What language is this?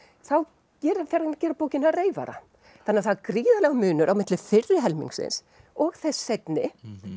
Icelandic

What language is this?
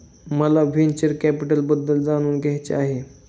Marathi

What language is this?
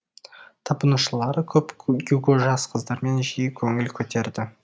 Kazakh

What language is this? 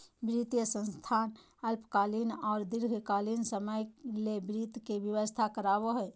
Magahi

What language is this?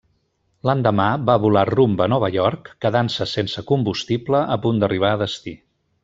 Catalan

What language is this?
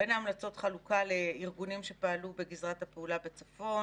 Hebrew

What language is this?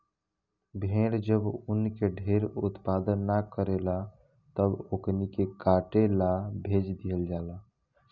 Bhojpuri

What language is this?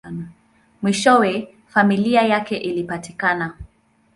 Swahili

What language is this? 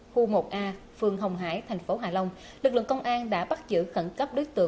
Vietnamese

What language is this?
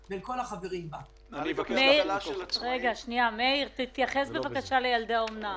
Hebrew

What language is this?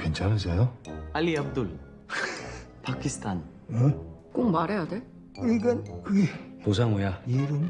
Korean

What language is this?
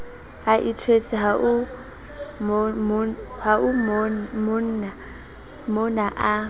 Southern Sotho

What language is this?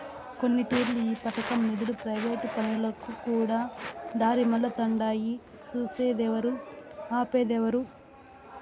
Telugu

